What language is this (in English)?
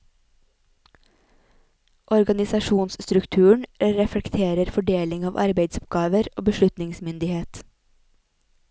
Norwegian